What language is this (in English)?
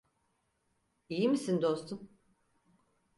Turkish